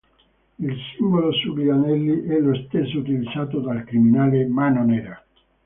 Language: Italian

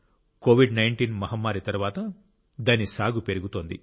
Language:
Telugu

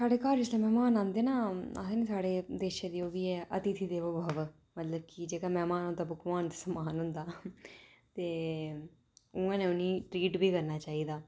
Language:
Dogri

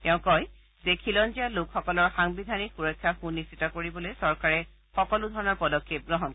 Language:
Assamese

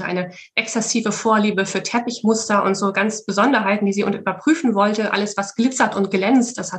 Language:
German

